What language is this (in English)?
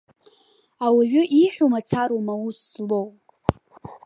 Abkhazian